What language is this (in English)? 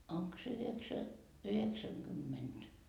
Finnish